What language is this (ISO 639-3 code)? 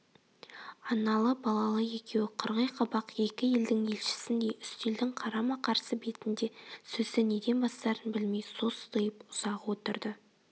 kaz